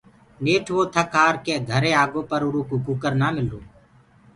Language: Gurgula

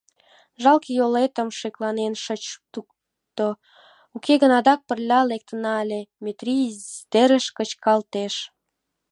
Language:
Mari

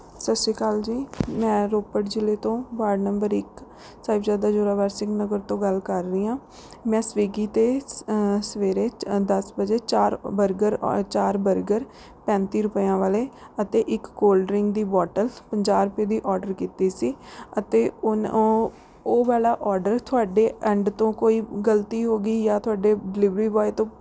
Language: Punjabi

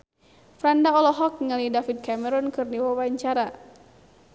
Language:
Sundanese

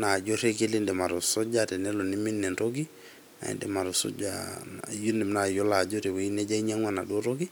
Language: Masai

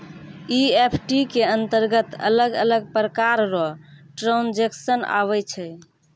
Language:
Maithili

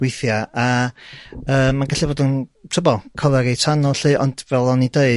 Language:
Welsh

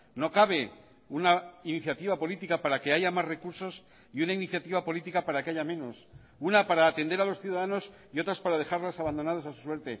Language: Spanish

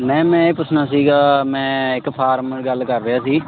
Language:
Punjabi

